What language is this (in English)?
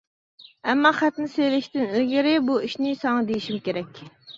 Uyghur